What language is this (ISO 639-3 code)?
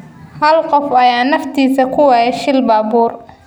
som